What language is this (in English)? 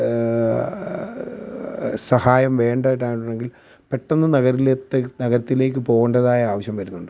Malayalam